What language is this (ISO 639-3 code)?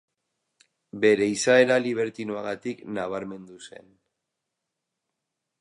eus